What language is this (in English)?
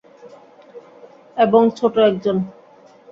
Bangla